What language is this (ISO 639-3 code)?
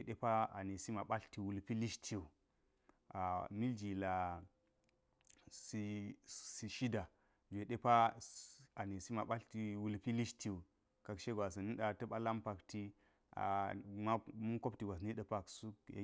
gyz